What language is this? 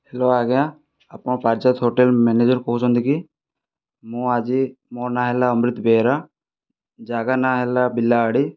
Odia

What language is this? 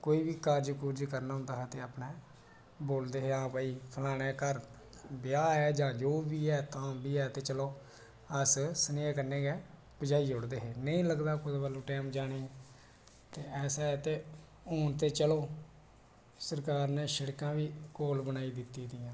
Dogri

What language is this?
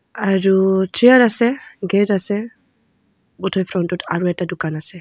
Assamese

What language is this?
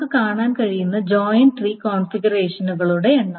Malayalam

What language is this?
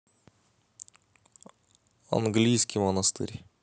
Russian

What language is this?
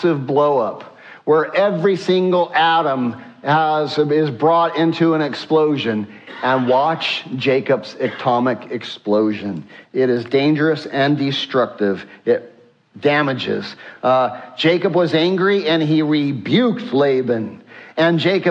English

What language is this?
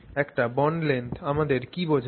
Bangla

